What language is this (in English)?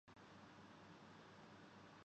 Urdu